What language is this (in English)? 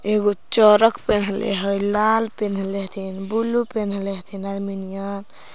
Magahi